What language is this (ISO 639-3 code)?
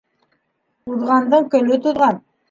bak